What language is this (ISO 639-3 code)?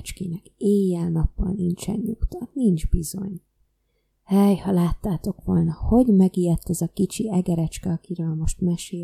hun